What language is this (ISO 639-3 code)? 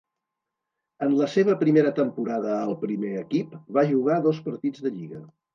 cat